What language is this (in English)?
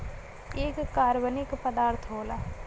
Bhojpuri